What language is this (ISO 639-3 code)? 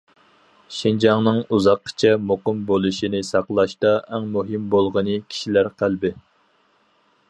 uig